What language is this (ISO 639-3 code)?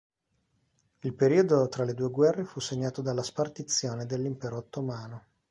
ita